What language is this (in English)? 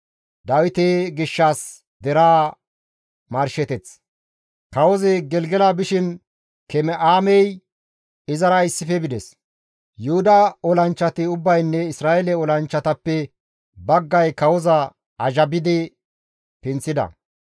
Gamo